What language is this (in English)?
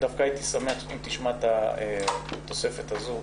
Hebrew